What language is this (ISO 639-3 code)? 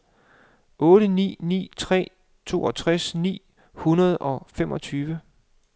dan